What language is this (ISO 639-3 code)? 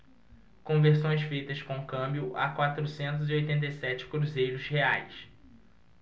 por